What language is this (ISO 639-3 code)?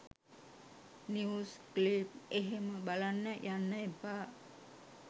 sin